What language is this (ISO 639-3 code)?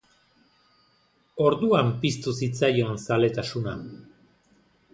eus